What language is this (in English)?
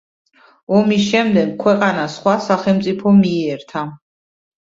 Georgian